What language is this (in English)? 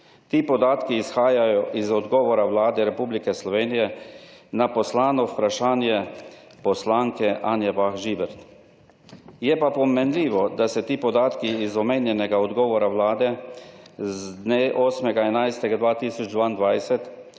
Slovenian